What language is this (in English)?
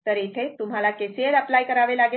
Marathi